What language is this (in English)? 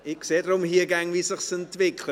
Swiss German